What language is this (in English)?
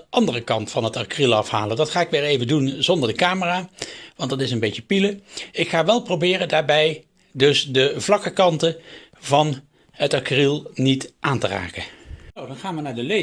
Dutch